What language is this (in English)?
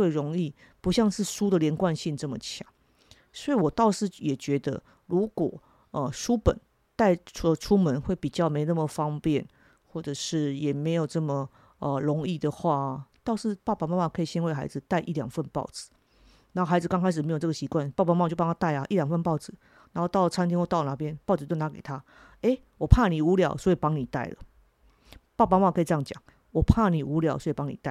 Chinese